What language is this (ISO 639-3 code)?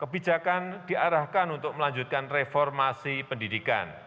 ind